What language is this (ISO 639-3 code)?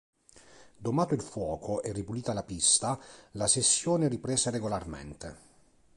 ita